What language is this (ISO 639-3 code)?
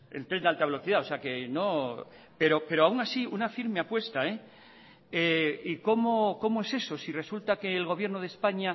spa